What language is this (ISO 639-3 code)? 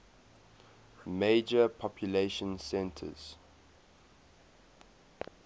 eng